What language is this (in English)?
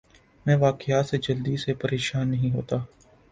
Urdu